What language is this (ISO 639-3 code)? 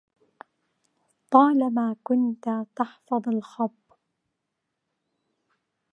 ara